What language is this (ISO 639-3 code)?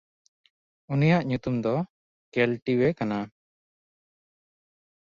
sat